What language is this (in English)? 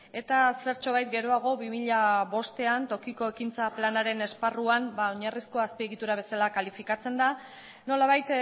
Basque